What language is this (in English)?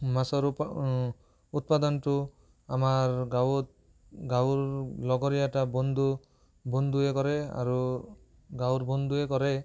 Assamese